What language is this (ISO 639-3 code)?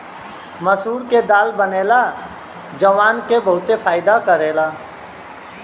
bho